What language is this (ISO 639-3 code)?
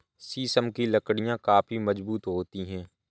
hin